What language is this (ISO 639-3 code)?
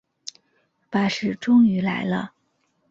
zho